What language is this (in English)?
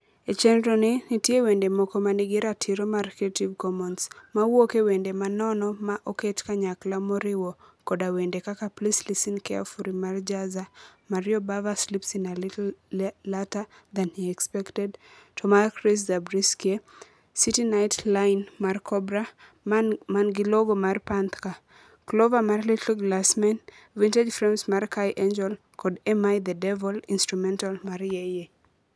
Luo (Kenya and Tanzania)